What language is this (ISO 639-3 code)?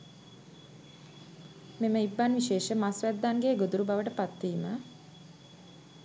sin